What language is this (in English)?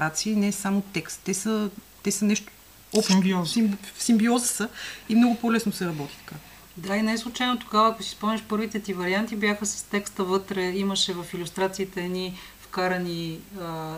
Bulgarian